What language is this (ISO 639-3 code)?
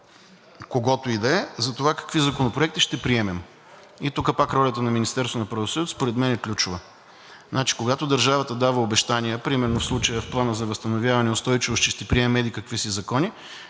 bul